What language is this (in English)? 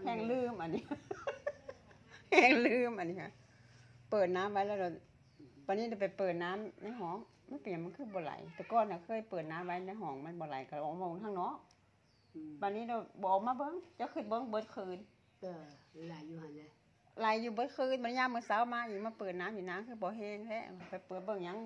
Thai